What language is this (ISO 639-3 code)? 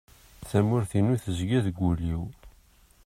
kab